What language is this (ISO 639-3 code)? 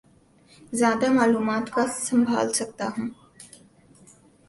urd